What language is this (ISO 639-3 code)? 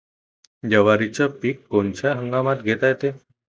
mar